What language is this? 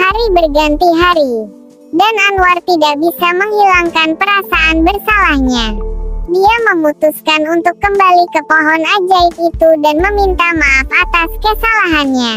Indonesian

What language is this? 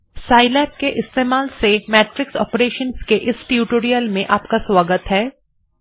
Bangla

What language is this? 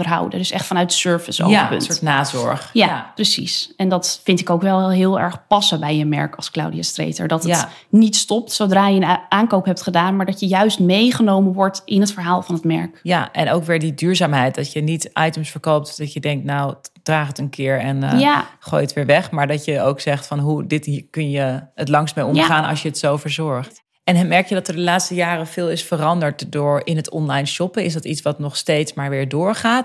Dutch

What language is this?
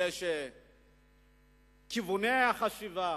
Hebrew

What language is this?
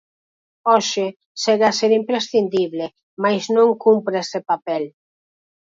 Galician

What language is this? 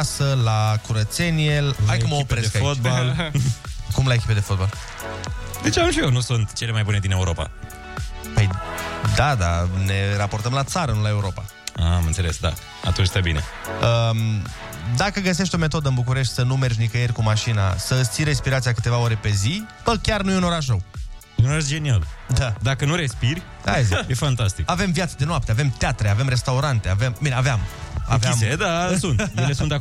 Romanian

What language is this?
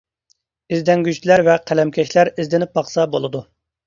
Uyghur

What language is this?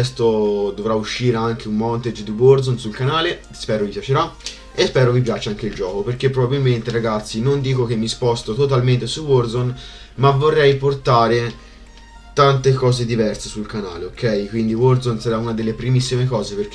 Italian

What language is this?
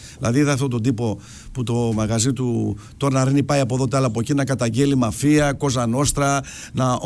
Greek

